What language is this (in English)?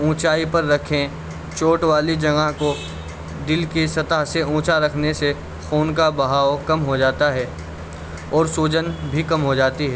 Urdu